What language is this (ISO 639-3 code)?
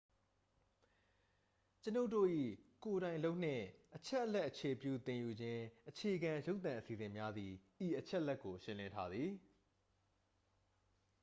mya